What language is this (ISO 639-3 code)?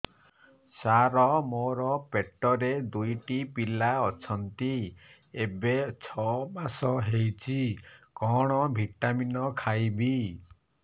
ori